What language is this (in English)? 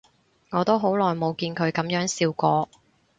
Cantonese